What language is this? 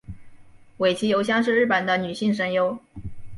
Chinese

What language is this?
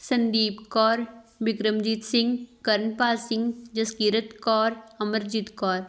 Punjabi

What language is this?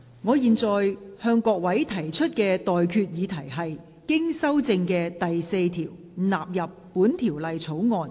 Cantonese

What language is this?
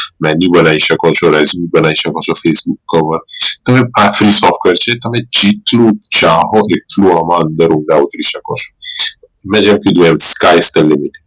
Gujarati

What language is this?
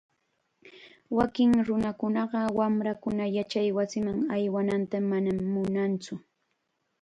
Chiquián Ancash Quechua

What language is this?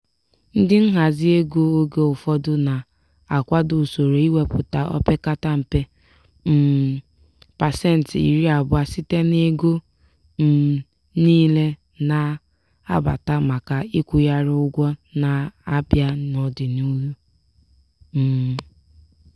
Igbo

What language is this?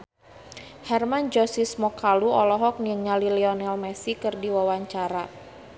Sundanese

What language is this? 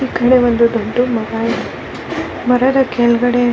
Kannada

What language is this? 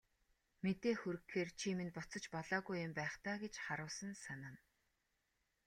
Mongolian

